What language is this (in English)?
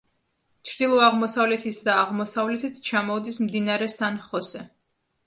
Georgian